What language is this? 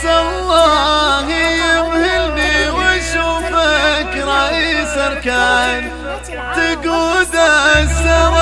Arabic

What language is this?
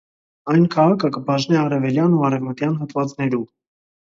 Armenian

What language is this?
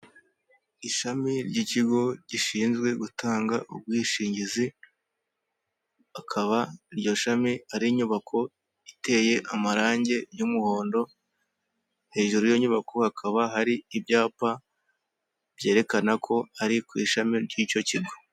Kinyarwanda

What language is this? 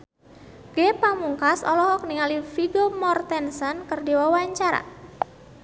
Sundanese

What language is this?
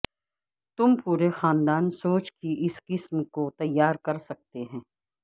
Urdu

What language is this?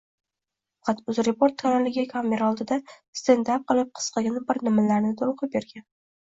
Uzbek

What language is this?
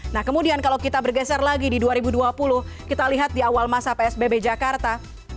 Indonesian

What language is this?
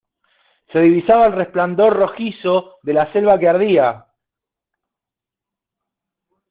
Spanish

